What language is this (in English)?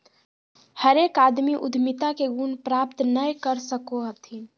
Magahi